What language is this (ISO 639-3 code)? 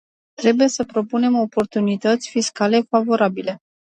ron